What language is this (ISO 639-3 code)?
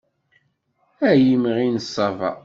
kab